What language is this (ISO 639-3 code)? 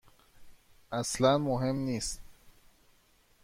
fas